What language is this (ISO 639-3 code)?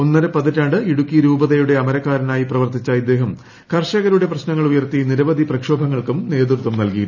mal